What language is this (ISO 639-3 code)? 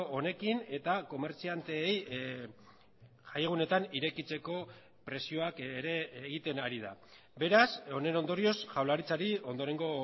eus